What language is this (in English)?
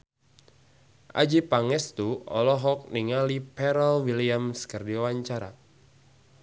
Sundanese